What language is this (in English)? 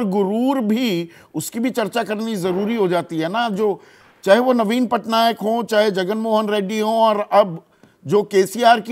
Hindi